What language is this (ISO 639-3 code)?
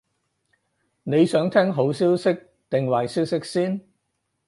yue